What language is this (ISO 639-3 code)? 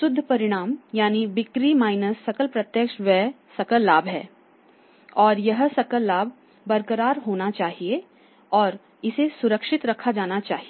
hin